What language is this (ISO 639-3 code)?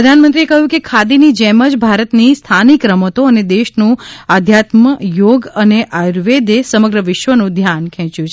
guj